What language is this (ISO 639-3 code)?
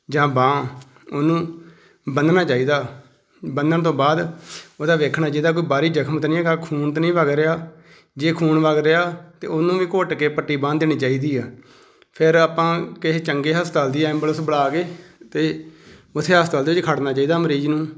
pan